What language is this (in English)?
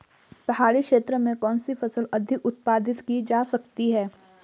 Hindi